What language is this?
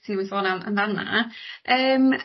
Welsh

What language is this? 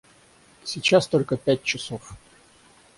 Russian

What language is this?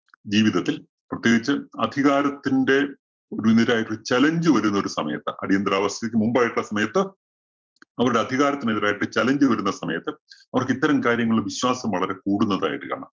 Malayalam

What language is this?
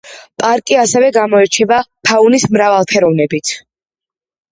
Georgian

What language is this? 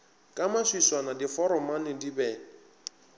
Northern Sotho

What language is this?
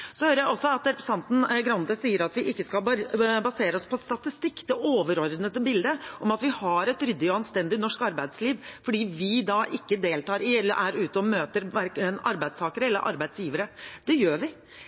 Norwegian Bokmål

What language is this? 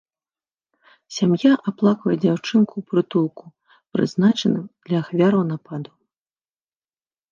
Belarusian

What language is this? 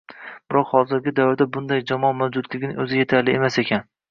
Uzbek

